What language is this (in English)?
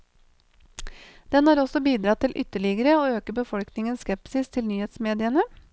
Norwegian